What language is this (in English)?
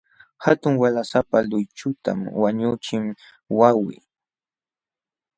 Jauja Wanca Quechua